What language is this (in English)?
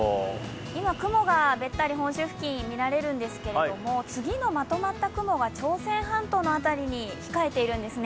Japanese